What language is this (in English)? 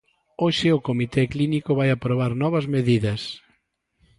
Galician